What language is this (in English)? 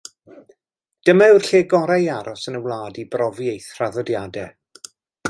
Welsh